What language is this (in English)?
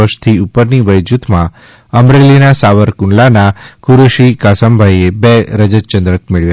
Gujarati